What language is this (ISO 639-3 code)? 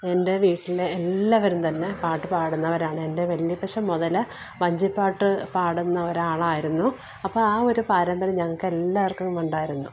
mal